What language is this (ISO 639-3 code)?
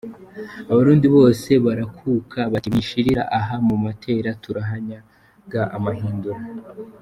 kin